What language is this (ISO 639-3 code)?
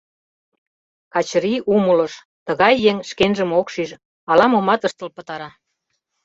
chm